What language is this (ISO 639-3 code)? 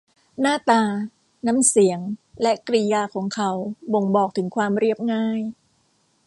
tha